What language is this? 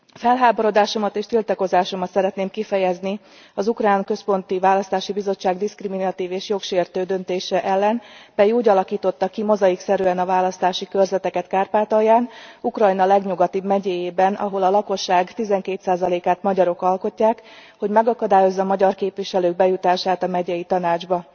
Hungarian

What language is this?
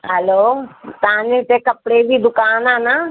Sindhi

